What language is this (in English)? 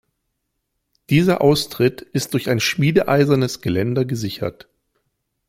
German